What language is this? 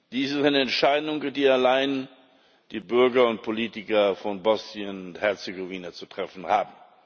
German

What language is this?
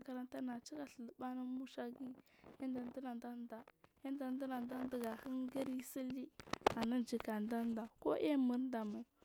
Marghi South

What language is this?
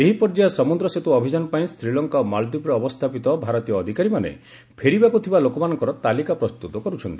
Odia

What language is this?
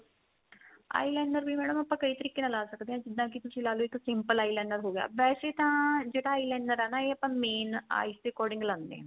Punjabi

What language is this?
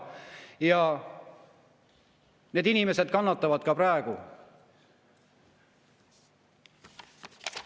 Estonian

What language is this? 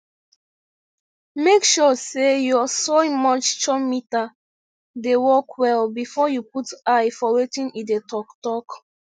Nigerian Pidgin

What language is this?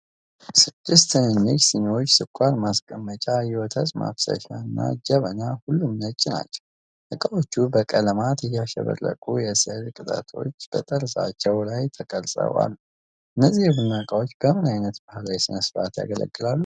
Amharic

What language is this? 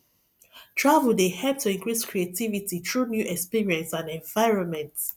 Nigerian Pidgin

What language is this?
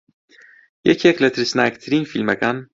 Central Kurdish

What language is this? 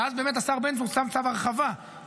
Hebrew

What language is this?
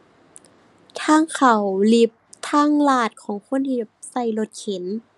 Thai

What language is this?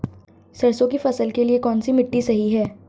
Hindi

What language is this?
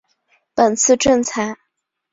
Chinese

